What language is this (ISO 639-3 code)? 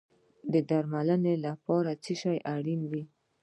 pus